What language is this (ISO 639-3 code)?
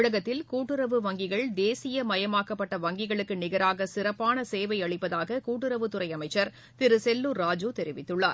tam